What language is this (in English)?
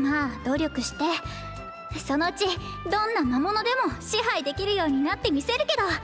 Japanese